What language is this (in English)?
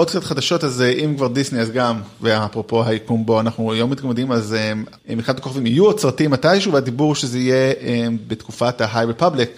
Hebrew